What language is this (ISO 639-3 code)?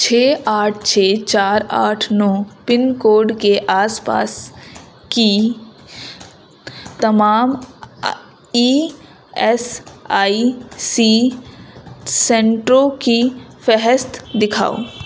urd